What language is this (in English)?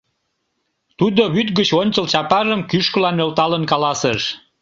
Mari